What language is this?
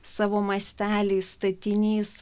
Lithuanian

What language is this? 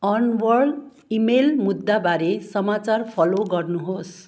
Nepali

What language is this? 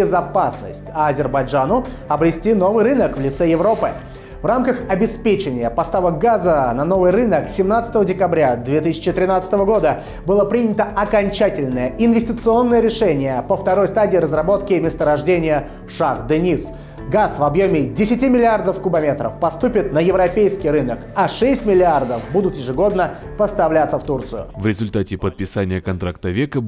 Russian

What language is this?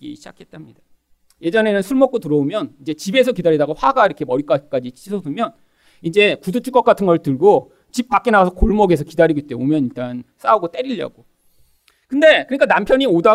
Korean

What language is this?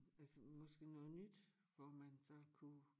Danish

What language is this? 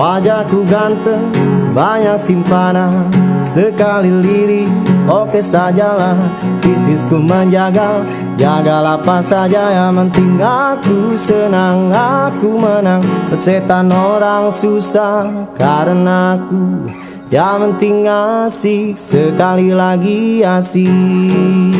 Indonesian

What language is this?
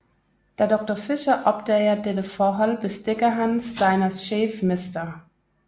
Danish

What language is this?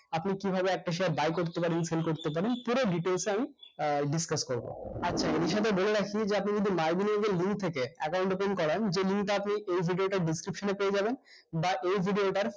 Bangla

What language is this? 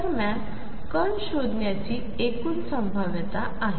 Marathi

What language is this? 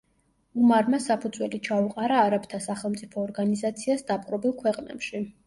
Georgian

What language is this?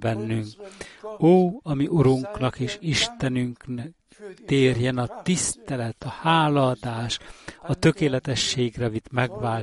Hungarian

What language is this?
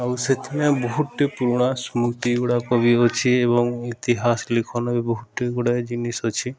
Odia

